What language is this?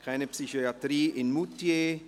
Swiss German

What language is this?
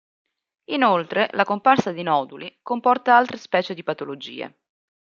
Italian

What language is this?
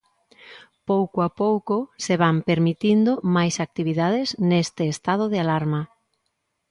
Galician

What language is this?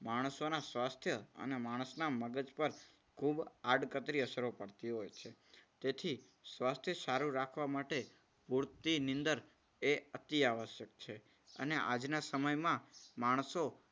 Gujarati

